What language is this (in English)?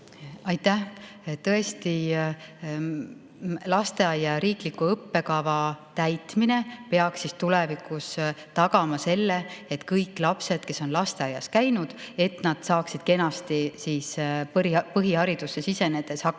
Estonian